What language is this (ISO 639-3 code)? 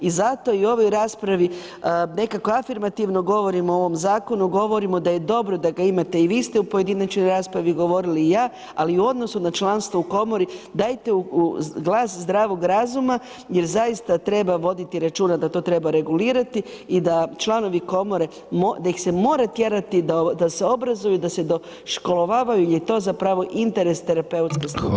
hrv